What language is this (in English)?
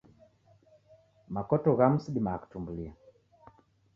Taita